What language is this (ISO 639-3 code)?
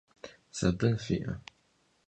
kbd